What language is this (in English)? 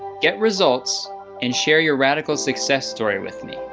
English